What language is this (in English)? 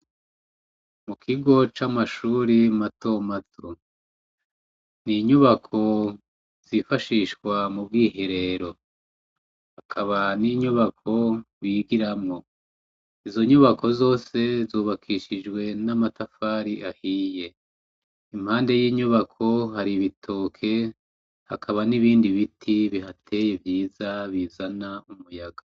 Rundi